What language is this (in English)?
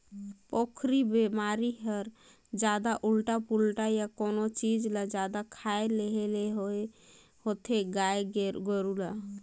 Chhattisgarhi